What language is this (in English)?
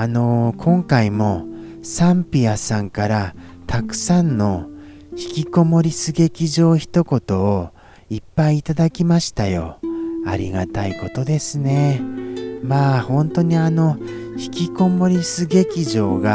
Japanese